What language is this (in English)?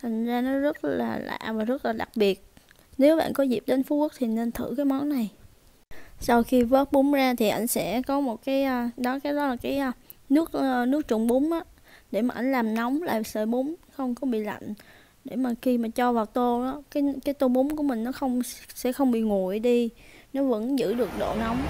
Vietnamese